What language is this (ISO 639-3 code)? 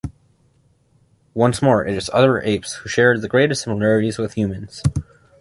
eng